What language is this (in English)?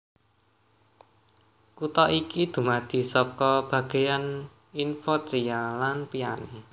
Javanese